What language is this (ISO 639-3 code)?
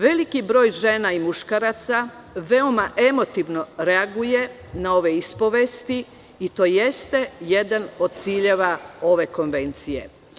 srp